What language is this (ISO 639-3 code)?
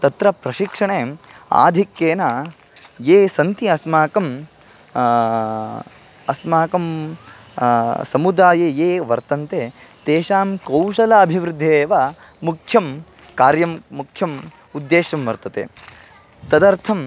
san